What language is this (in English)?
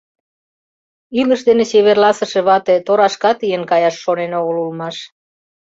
Mari